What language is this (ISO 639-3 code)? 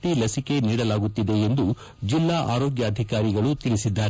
kan